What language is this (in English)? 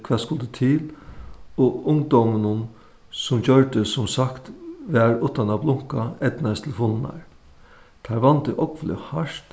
Faroese